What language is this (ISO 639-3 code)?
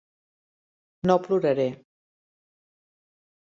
cat